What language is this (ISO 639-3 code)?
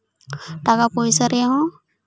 sat